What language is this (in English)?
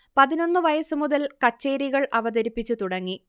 Malayalam